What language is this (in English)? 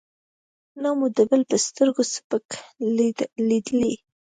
Pashto